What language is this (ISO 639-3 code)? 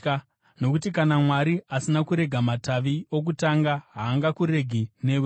sna